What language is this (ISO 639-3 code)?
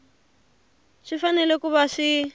tso